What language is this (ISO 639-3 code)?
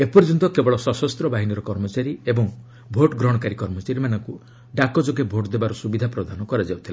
ori